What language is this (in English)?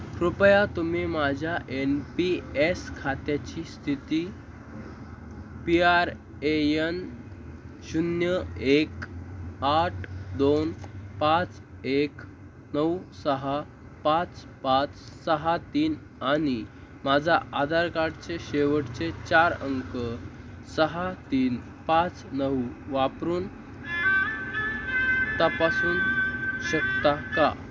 Marathi